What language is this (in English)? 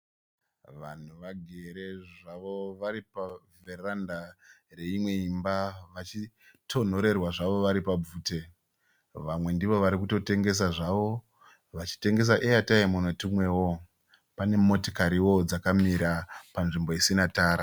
Shona